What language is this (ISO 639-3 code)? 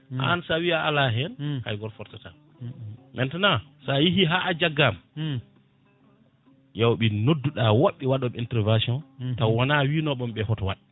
ful